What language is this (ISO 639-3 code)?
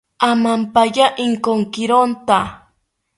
cpy